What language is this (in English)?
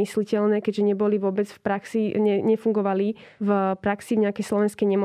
Slovak